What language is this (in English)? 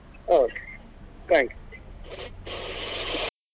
Kannada